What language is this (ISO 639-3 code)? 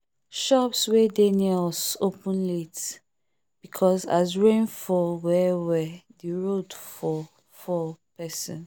pcm